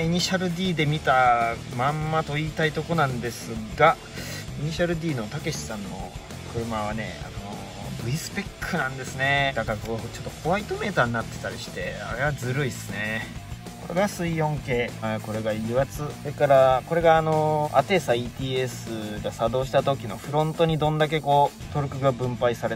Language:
Japanese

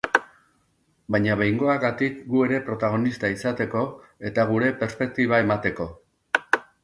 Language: Basque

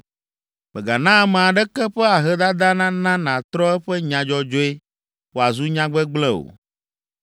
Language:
Ewe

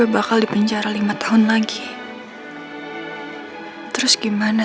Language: Indonesian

